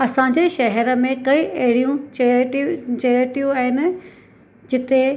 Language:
Sindhi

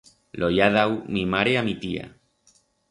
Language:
Aragonese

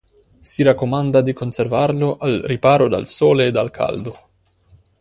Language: Italian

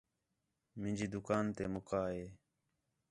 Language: Khetrani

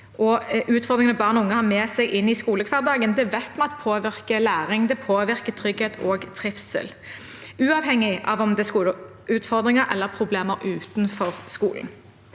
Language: Norwegian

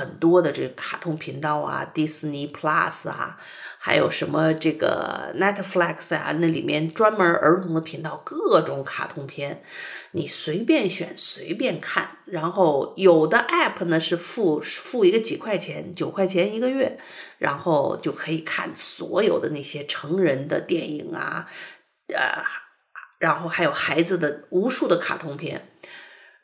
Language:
Chinese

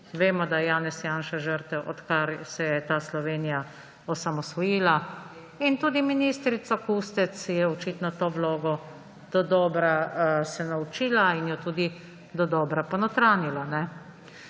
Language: Slovenian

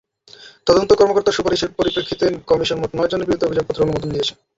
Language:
Bangla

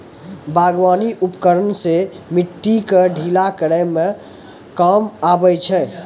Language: Maithili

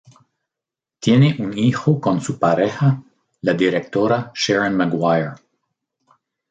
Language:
Spanish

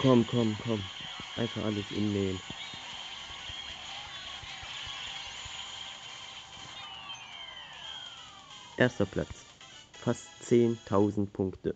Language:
German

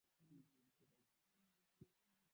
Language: Swahili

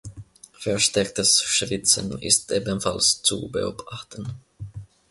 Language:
German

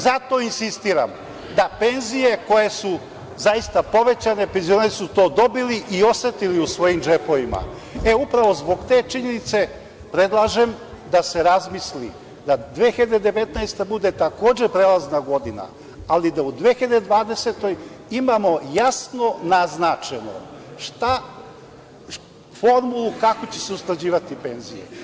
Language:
Serbian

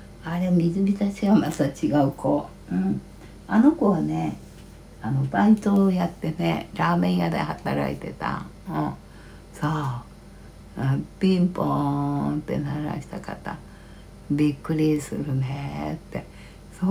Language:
Japanese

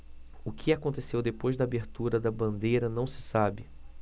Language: Portuguese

